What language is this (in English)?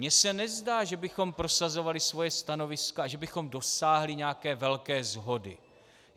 Czech